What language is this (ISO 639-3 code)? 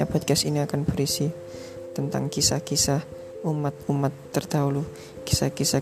ind